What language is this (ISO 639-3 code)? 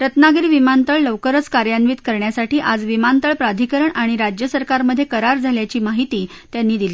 mar